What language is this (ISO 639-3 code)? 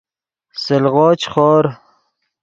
ydg